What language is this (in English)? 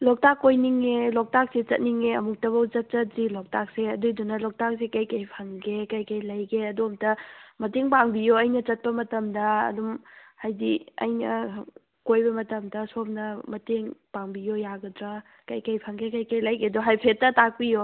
Manipuri